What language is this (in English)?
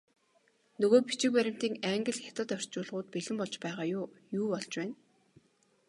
Mongolian